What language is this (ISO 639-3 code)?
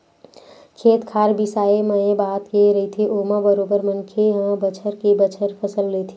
hne